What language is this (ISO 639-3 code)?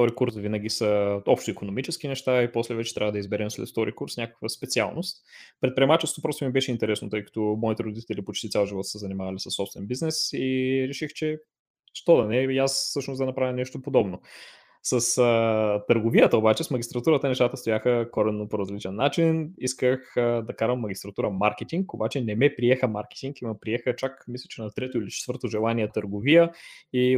bul